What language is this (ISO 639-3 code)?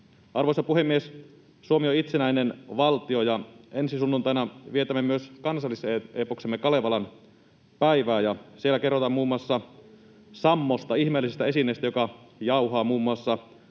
fin